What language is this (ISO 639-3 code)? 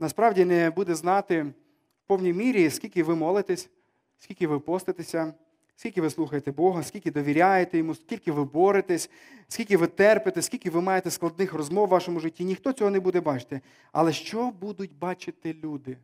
ukr